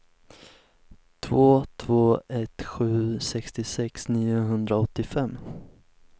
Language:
Swedish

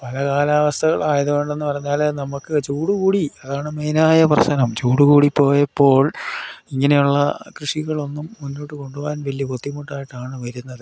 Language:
Malayalam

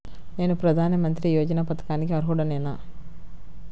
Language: Telugu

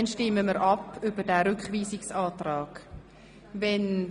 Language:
Swiss German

